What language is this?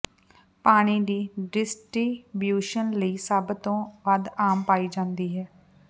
Punjabi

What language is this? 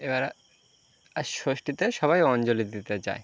Bangla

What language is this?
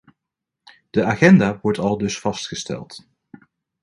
Dutch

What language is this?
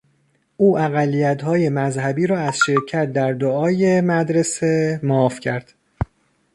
Persian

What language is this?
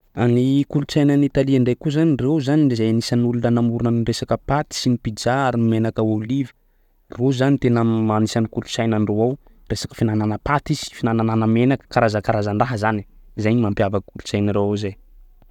Sakalava Malagasy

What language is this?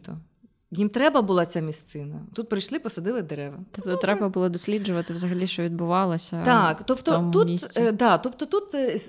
Ukrainian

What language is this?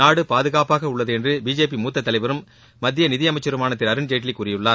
Tamil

